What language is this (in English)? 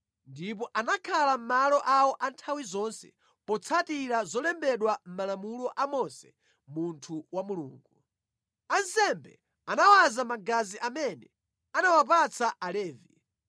Nyanja